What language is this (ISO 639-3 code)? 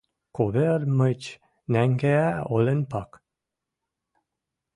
mrj